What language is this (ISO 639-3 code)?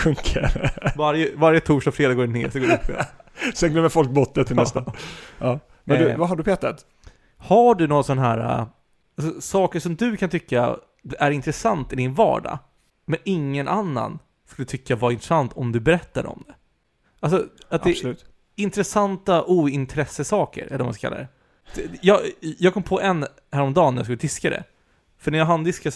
swe